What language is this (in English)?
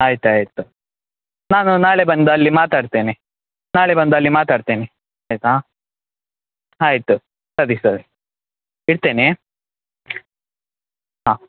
Kannada